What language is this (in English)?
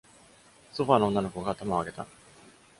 Japanese